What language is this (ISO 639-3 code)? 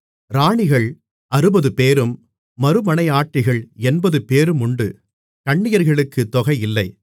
tam